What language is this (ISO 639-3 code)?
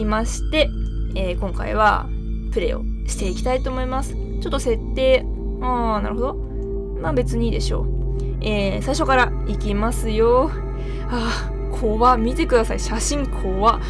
jpn